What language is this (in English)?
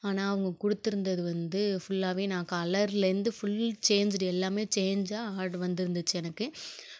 Tamil